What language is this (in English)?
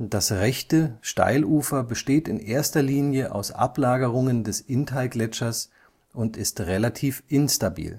German